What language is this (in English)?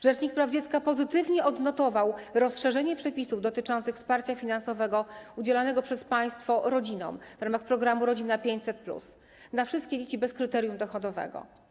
Polish